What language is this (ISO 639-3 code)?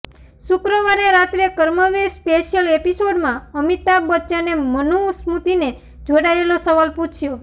guj